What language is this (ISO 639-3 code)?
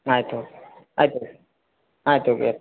kan